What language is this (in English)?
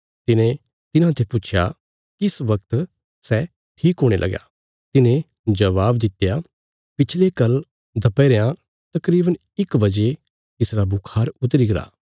Bilaspuri